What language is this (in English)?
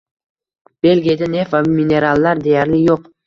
Uzbek